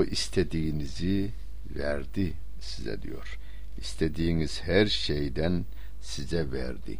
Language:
Turkish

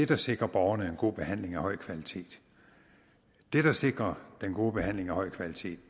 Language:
Danish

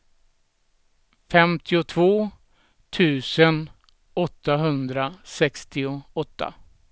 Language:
Swedish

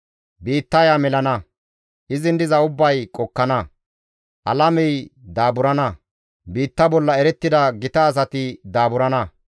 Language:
Gamo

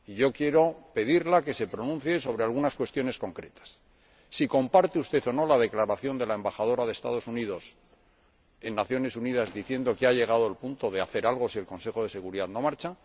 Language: Spanish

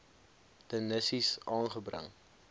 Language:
Afrikaans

